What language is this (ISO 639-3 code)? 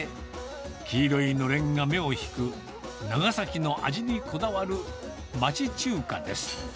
jpn